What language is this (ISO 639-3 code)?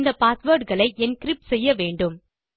tam